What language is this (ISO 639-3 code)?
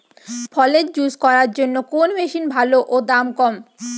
ben